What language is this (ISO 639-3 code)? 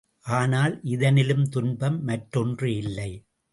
tam